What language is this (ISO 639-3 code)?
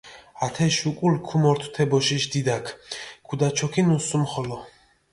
xmf